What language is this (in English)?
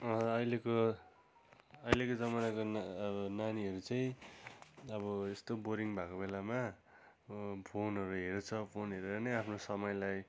Nepali